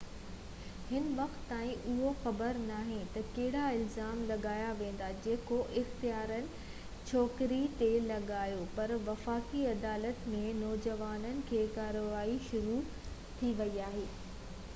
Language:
Sindhi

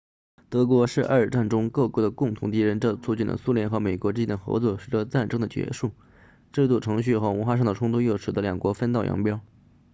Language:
Chinese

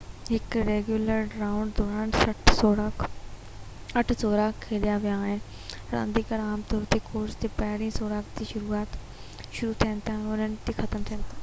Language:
Sindhi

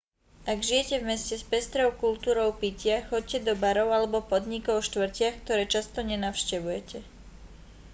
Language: Slovak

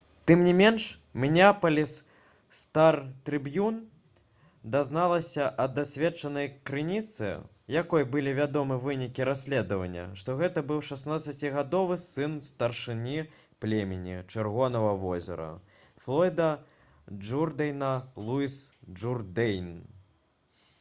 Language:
Belarusian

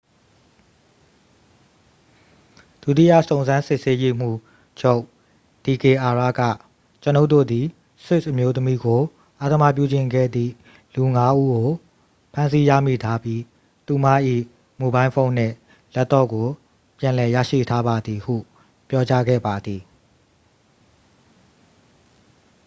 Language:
Burmese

